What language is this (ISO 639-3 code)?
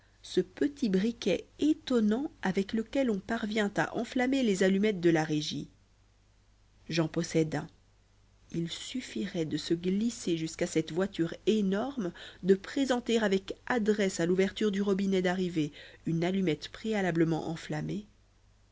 fra